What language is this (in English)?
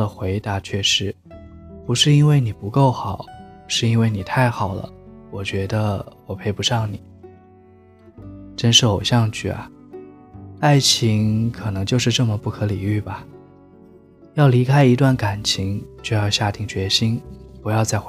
Chinese